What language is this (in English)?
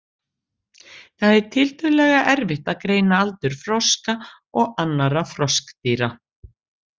Icelandic